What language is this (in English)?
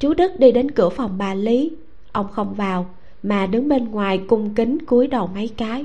Vietnamese